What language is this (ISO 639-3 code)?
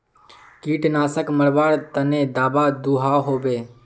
mag